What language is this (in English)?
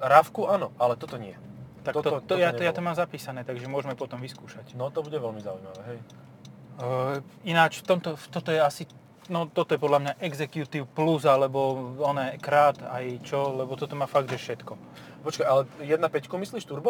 Slovak